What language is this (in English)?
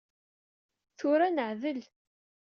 Kabyle